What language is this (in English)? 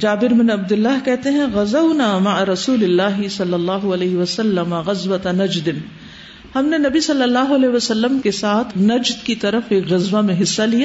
Urdu